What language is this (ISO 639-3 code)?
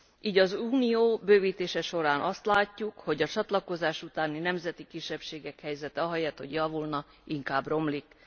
hun